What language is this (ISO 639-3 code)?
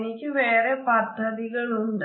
mal